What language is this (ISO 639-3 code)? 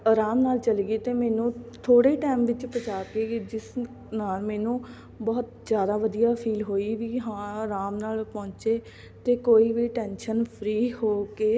pan